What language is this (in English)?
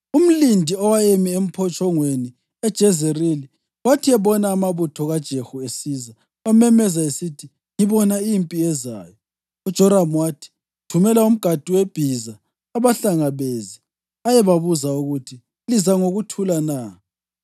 North Ndebele